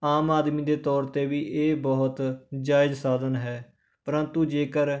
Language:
Punjabi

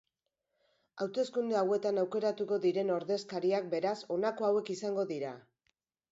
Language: Basque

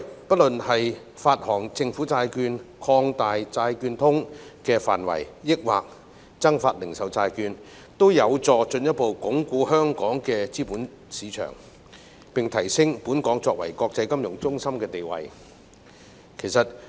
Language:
Cantonese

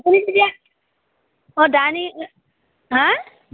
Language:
Assamese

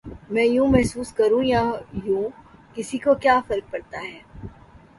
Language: Urdu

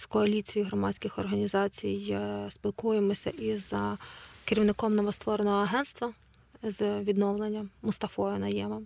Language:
Ukrainian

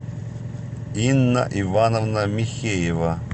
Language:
Russian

